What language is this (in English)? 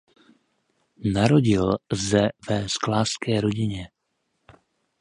Czech